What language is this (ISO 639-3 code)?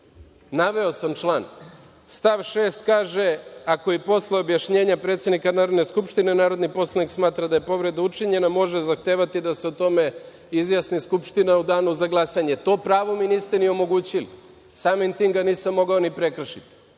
srp